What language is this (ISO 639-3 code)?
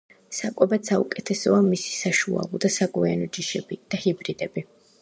kat